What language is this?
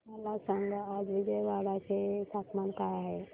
Marathi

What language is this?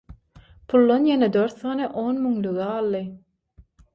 Turkmen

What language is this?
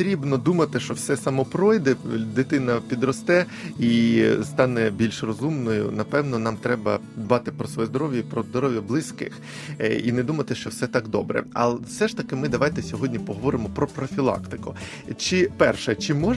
Ukrainian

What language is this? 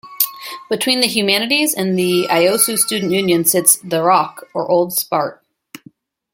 English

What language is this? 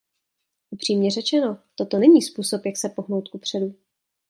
Czech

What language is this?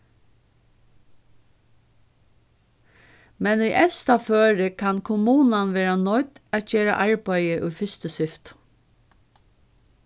Faroese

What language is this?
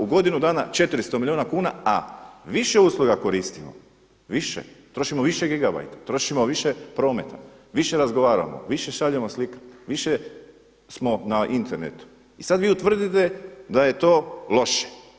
Croatian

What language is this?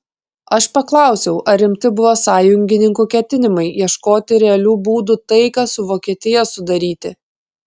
Lithuanian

